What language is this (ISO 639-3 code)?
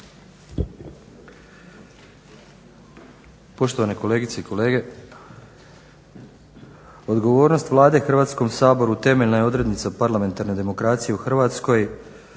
hrv